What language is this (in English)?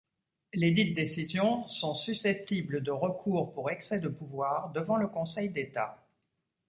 French